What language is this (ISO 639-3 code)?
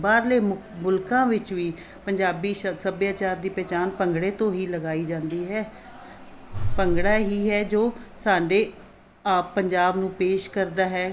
pan